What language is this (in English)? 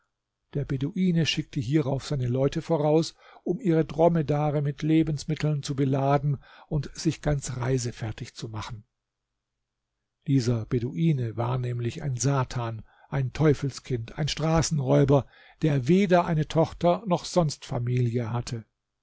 German